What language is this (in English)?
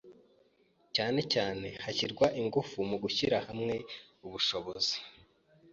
Kinyarwanda